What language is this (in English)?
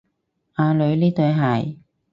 Cantonese